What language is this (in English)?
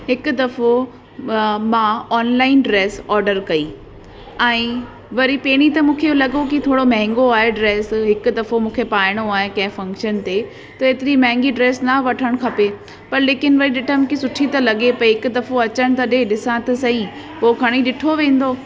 Sindhi